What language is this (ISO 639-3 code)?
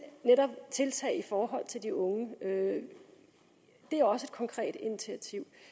dan